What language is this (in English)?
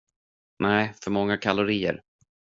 Swedish